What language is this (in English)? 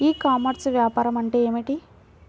Telugu